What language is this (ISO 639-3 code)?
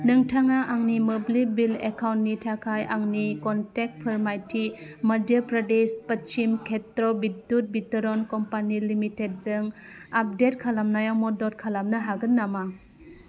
brx